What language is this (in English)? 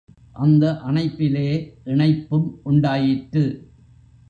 Tamil